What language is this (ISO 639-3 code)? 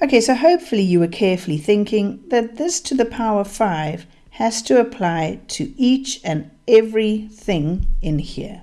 eng